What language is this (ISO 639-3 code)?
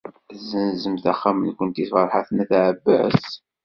kab